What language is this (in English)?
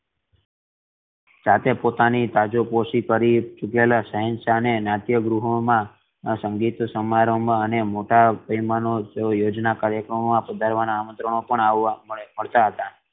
Gujarati